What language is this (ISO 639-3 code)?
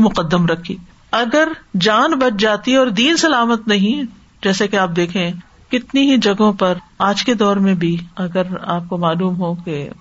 urd